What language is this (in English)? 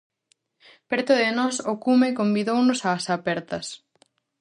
Galician